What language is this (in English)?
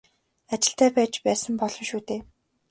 Mongolian